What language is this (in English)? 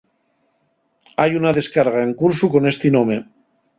Asturian